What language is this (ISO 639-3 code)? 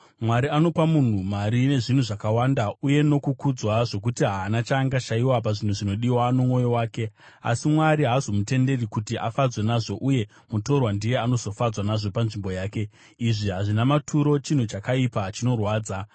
sna